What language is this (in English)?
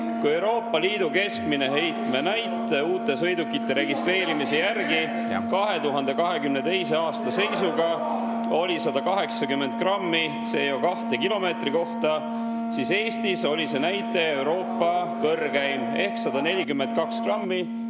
Estonian